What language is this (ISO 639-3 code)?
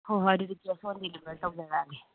mni